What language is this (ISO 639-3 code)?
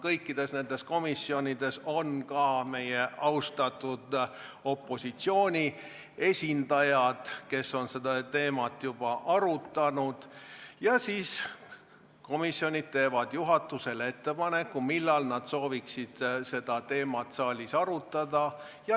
est